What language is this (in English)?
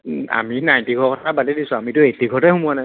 Assamese